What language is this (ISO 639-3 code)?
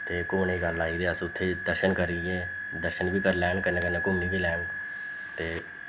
doi